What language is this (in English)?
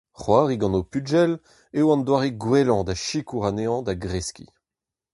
Breton